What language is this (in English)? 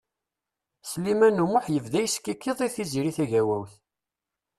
Kabyle